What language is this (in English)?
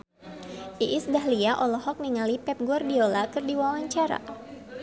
Sundanese